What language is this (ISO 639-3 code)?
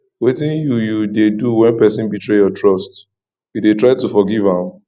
pcm